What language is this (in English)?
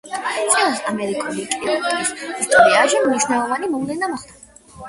Georgian